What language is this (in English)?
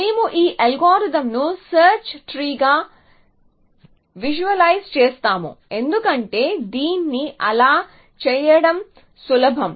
Telugu